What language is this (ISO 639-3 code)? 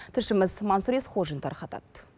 kaz